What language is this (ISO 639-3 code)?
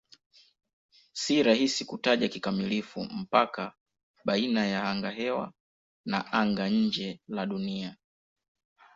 swa